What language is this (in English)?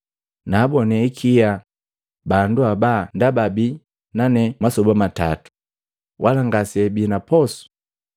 Matengo